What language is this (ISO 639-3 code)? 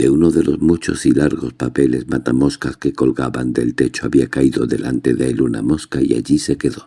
spa